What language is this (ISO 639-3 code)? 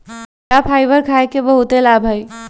mag